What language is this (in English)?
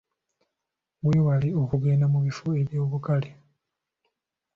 Ganda